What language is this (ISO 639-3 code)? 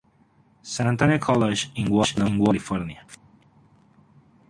spa